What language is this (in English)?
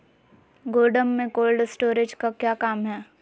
Magahi